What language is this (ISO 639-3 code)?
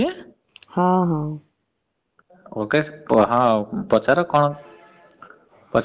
ori